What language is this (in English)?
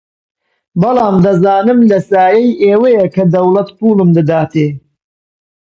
Central Kurdish